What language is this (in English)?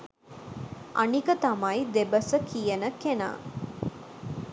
Sinhala